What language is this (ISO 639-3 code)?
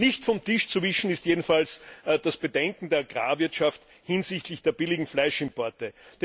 deu